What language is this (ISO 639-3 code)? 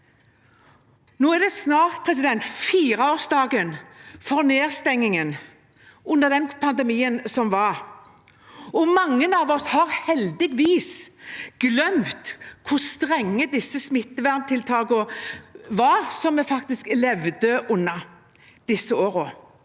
nor